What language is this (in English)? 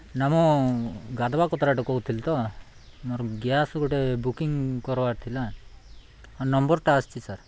Odia